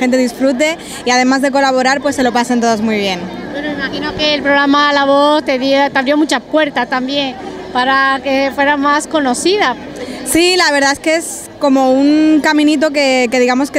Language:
Spanish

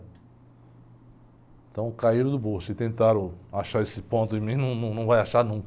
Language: Portuguese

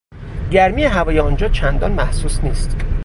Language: Persian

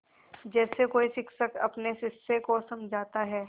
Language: Hindi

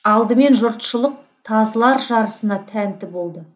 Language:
Kazakh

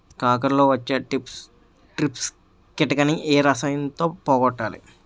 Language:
Telugu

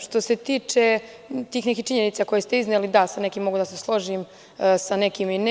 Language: Serbian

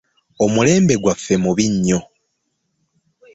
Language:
Ganda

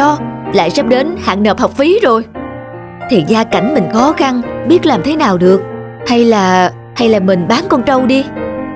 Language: Vietnamese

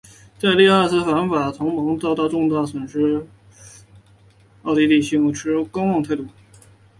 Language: Chinese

